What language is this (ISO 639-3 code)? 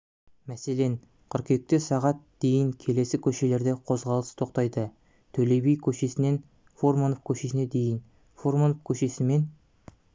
kaz